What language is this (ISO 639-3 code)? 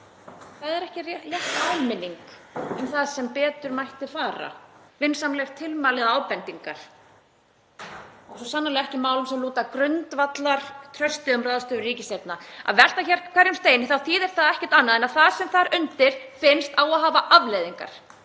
isl